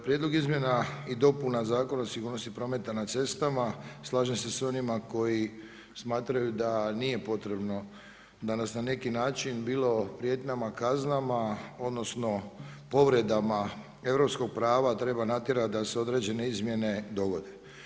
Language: Croatian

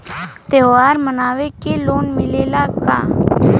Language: Bhojpuri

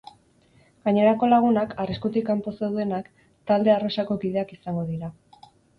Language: Basque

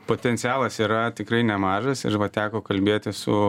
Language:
Lithuanian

